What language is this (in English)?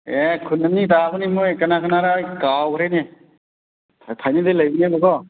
Manipuri